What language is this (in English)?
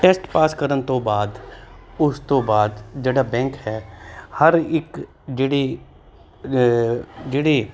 Punjabi